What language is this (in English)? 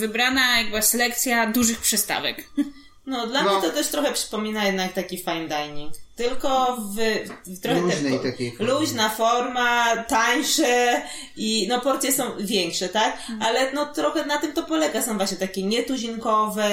Polish